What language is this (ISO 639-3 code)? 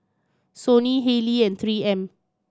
eng